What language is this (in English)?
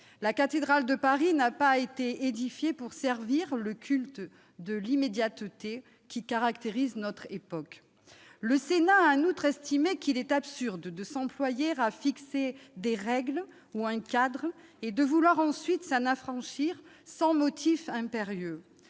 French